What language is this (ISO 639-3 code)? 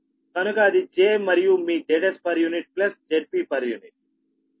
tel